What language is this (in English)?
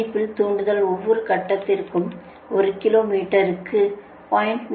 Tamil